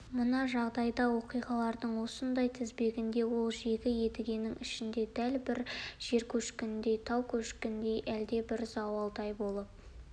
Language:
Kazakh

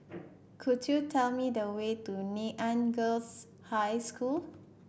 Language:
English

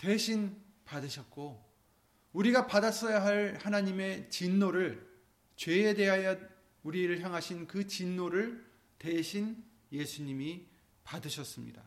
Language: Korean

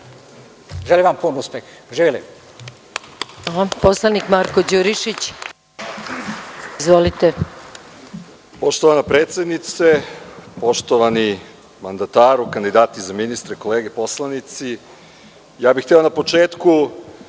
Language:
Serbian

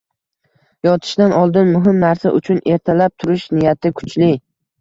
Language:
Uzbek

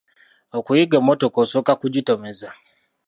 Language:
Ganda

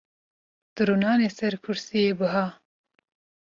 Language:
Kurdish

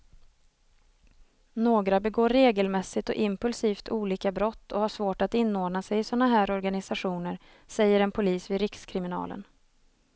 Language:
Swedish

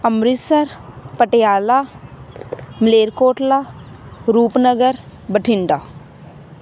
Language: Punjabi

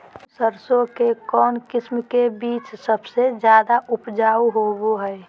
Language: Magahi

